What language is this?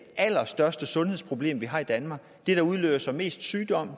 Danish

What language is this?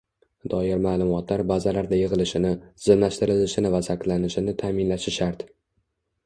Uzbek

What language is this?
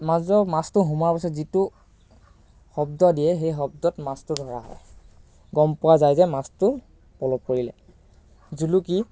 Assamese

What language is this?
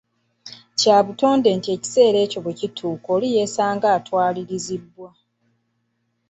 Ganda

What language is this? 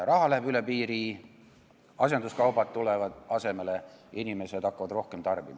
Estonian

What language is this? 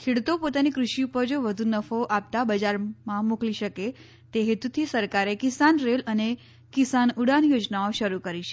Gujarati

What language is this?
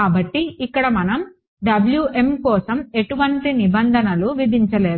Telugu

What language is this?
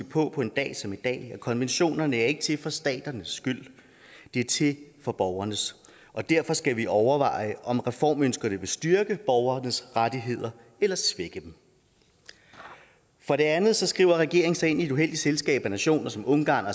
Danish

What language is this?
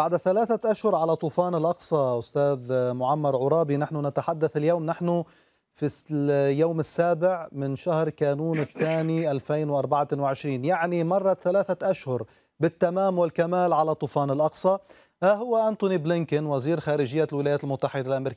Arabic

